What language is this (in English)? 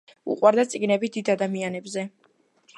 Georgian